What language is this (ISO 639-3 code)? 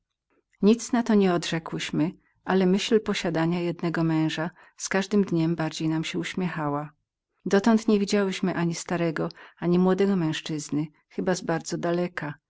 pol